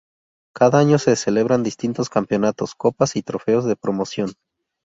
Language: Spanish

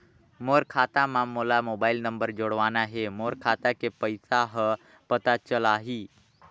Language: Chhattisgarhi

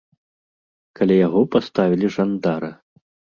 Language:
Belarusian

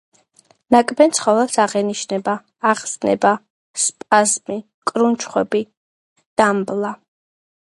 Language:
Georgian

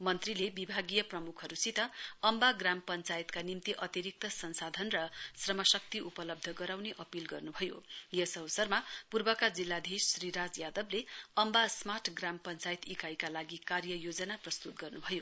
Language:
Nepali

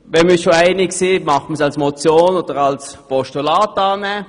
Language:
Swiss German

